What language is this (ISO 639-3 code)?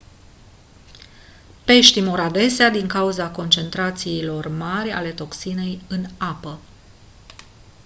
ron